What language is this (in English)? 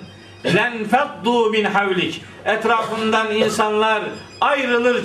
Turkish